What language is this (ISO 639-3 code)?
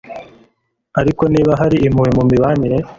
kin